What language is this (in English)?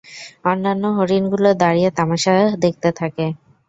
Bangla